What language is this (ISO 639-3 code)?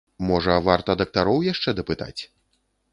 bel